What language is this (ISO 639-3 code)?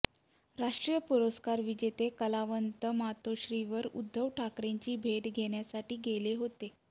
mar